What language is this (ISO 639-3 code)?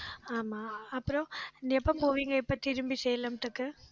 tam